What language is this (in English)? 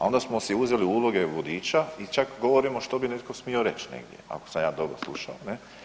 Croatian